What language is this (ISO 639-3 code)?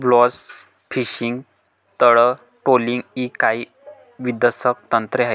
mar